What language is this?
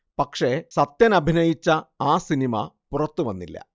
Malayalam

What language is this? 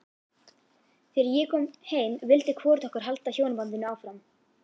Icelandic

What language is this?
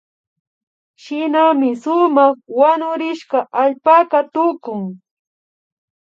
Imbabura Highland Quichua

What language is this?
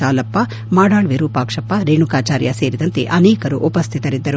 Kannada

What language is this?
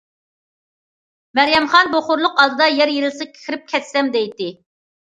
Uyghur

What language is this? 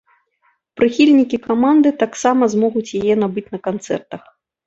Belarusian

